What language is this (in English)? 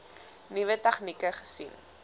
Afrikaans